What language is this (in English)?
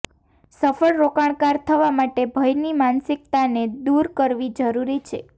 Gujarati